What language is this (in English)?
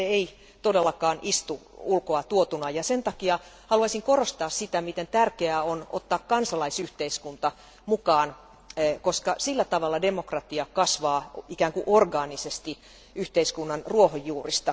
Finnish